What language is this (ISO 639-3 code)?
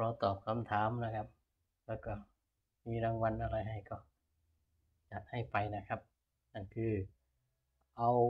tha